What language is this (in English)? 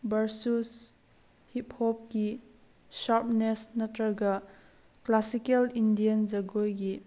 Manipuri